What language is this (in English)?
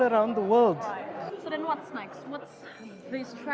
Indonesian